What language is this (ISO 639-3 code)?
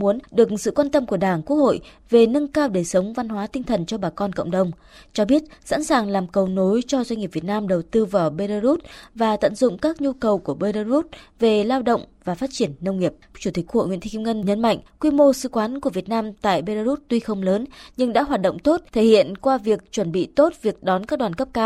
vie